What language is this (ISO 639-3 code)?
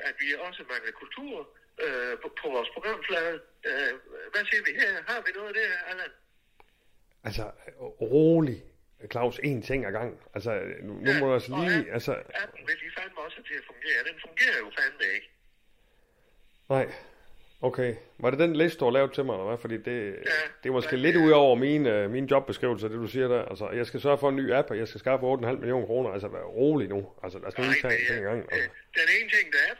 dan